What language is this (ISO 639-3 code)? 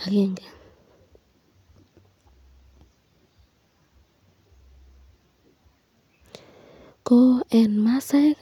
kln